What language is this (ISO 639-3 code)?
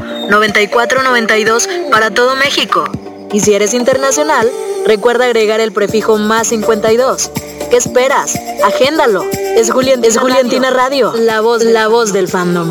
spa